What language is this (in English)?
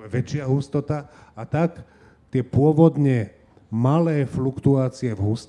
Slovak